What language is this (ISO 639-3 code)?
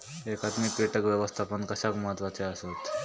mar